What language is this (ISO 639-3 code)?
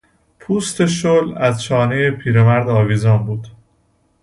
fas